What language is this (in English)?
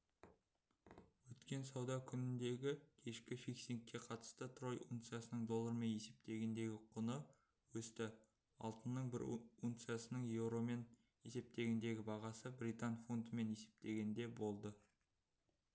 Kazakh